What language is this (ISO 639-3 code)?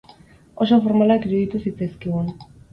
eus